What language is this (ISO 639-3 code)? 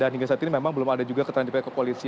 ind